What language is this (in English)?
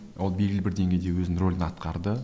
Kazakh